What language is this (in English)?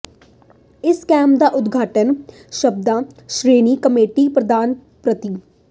Punjabi